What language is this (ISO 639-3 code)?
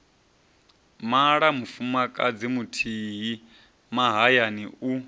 ven